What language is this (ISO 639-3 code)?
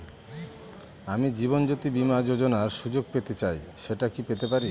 ben